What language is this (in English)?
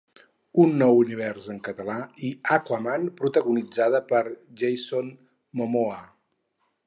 Catalan